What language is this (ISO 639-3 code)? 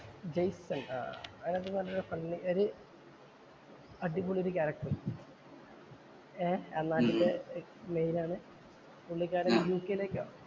mal